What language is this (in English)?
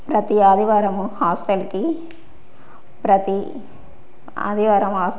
Telugu